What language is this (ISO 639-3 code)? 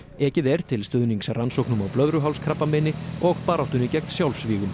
isl